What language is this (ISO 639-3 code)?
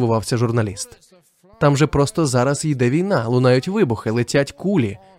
ukr